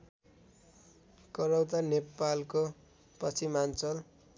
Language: Nepali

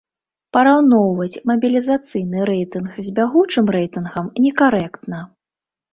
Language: Belarusian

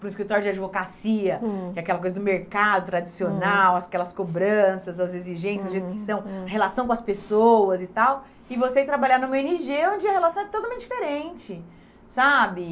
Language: Portuguese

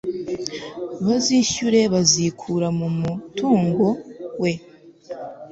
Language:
Kinyarwanda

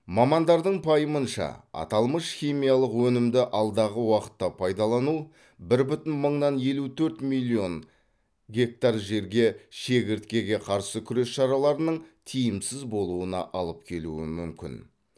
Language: Kazakh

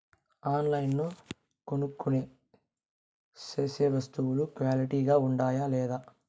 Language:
Telugu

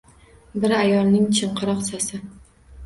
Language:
Uzbek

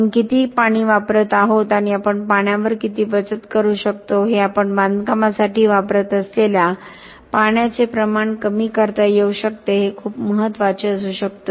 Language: Marathi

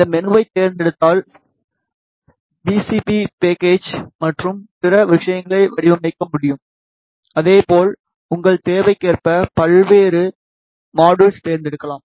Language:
Tamil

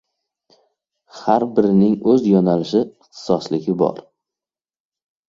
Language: Uzbek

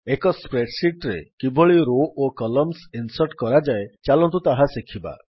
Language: Odia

